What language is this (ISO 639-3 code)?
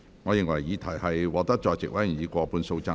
yue